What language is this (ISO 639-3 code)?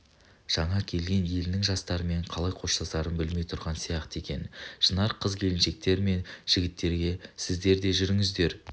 kaz